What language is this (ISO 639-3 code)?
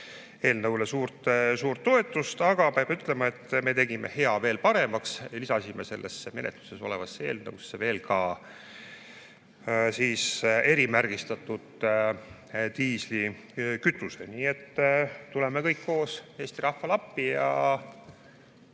est